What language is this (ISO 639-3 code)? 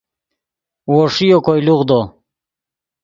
ydg